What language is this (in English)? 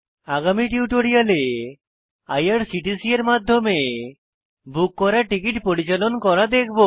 Bangla